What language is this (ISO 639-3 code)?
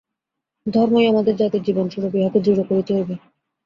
ben